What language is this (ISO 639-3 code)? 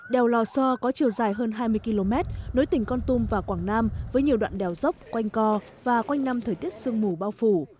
vie